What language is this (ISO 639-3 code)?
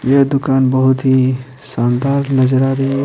hin